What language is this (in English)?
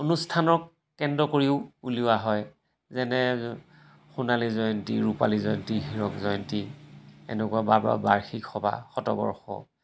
Assamese